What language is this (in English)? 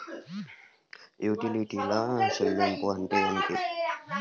Telugu